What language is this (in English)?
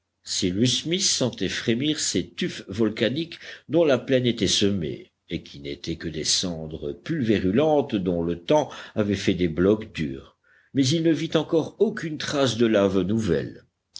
French